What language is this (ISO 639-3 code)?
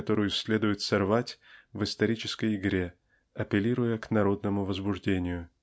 rus